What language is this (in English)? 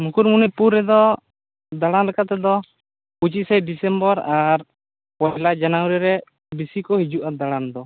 Santali